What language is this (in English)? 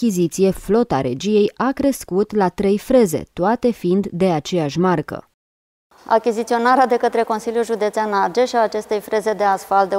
Romanian